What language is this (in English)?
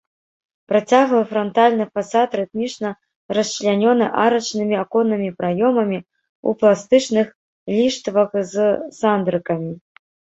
Belarusian